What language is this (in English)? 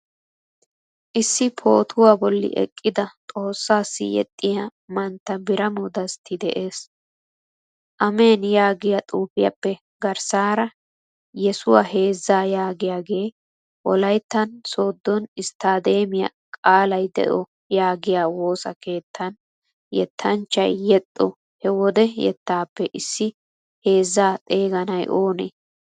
Wolaytta